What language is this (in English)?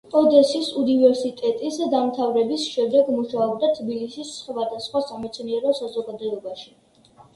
Georgian